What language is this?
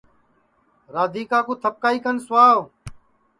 Sansi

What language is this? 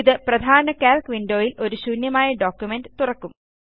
Malayalam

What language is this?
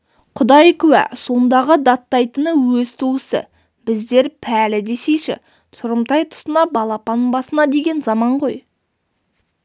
Kazakh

